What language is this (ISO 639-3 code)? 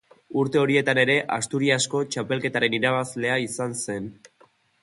eus